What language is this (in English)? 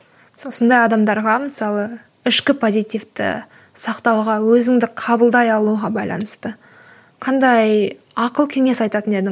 Kazakh